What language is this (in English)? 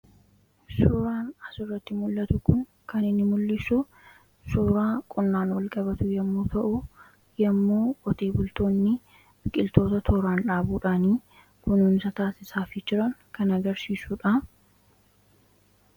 Oromo